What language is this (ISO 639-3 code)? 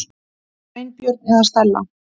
isl